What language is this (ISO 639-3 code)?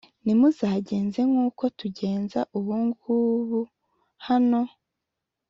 kin